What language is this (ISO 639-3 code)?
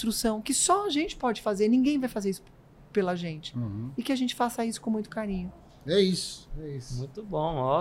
por